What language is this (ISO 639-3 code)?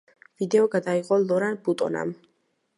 kat